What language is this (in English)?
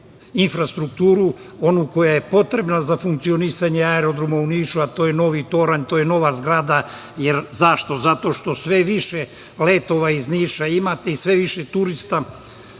Serbian